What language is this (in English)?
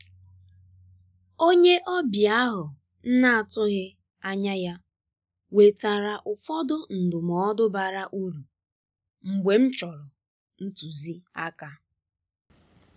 Igbo